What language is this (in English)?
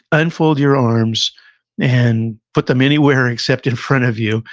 English